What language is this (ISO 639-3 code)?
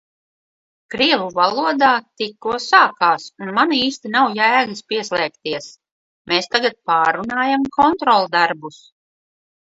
lav